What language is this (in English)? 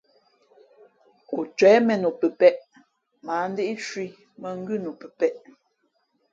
Fe'fe'